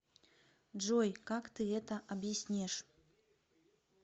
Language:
Russian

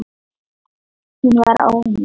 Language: Icelandic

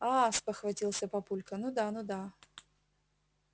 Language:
Russian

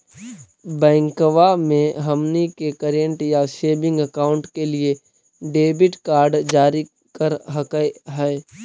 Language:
Magahi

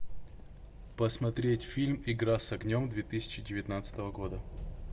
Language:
Russian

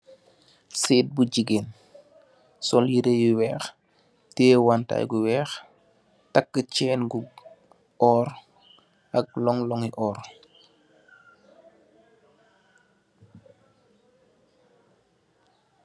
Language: Wolof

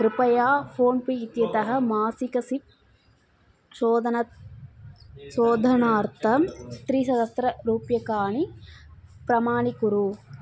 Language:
Sanskrit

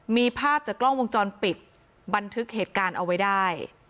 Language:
Thai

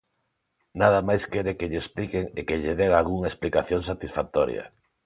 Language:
Galician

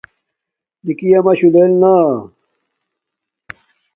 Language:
Domaaki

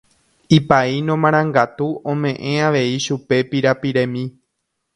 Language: Guarani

